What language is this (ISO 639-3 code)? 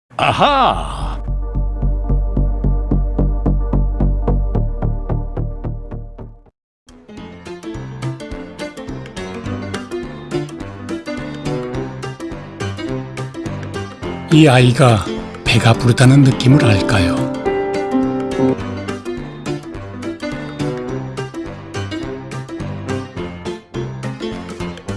kor